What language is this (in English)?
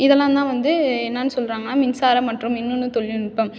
Tamil